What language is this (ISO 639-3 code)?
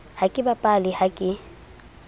sot